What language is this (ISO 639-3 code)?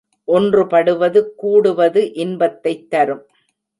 tam